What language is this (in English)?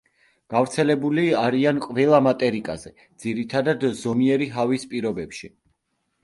Georgian